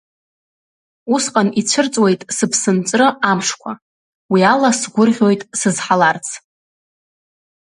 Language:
Abkhazian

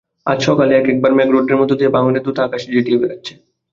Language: Bangla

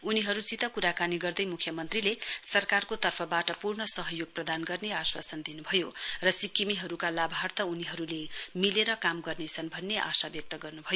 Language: Nepali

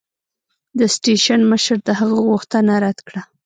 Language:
Pashto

